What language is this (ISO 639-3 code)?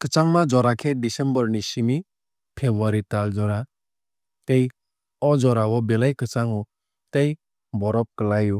trp